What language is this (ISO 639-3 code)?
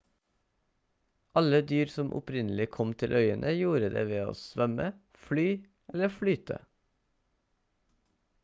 nob